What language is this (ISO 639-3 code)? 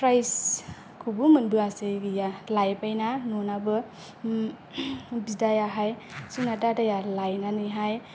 brx